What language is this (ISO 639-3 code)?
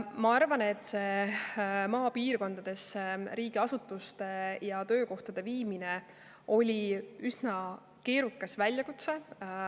est